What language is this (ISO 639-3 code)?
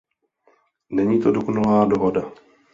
ces